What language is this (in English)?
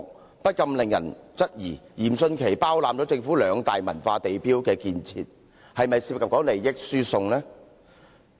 Cantonese